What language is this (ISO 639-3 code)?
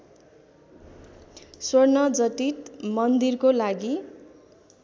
nep